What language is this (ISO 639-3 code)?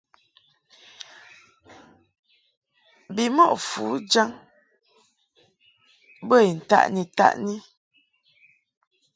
mhk